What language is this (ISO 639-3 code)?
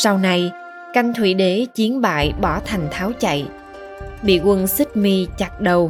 vie